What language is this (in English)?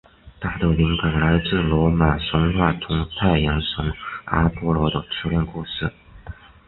Chinese